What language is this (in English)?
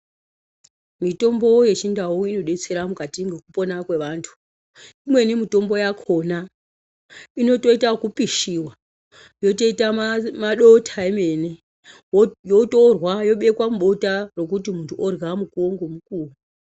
Ndau